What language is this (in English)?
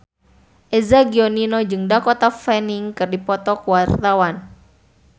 Sundanese